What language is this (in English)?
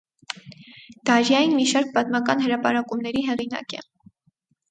Armenian